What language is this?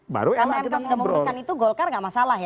Indonesian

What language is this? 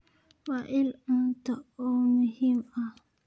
Somali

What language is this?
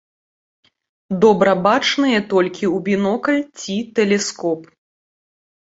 Belarusian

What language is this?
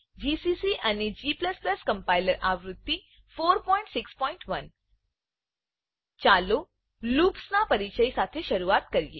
Gujarati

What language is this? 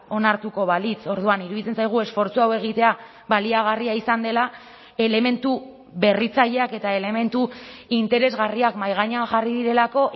Basque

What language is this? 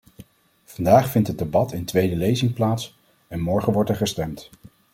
Dutch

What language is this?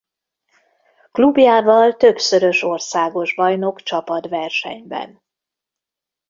Hungarian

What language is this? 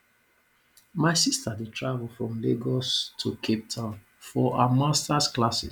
Nigerian Pidgin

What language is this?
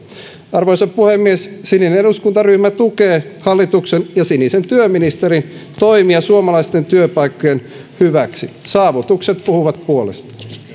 Finnish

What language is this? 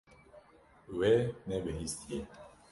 Kurdish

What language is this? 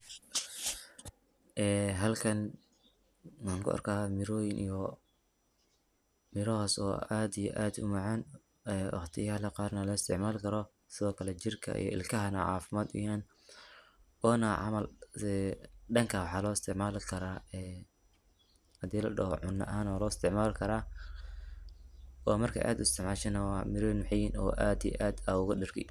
Somali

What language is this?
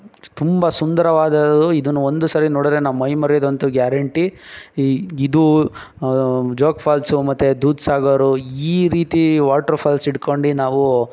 Kannada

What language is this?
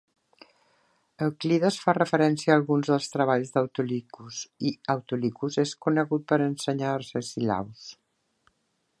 Catalan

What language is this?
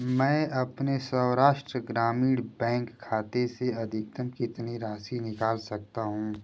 Hindi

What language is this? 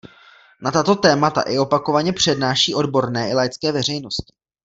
Czech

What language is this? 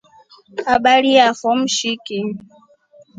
Rombo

